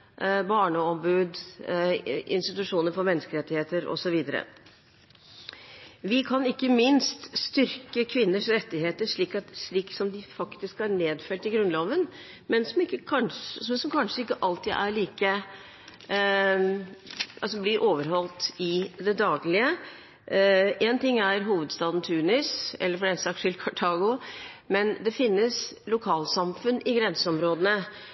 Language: Norwegian Bokmål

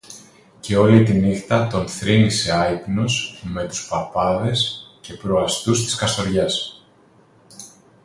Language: Greek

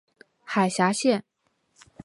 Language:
Chinese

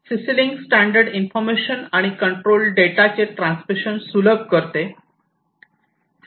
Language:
Marathi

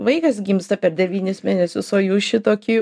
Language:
Lithuanian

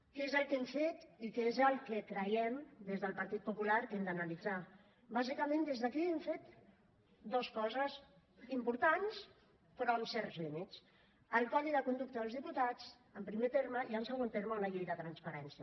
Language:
Catalan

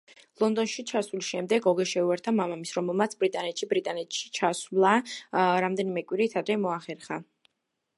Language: Georgian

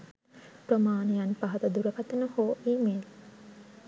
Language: Sinhala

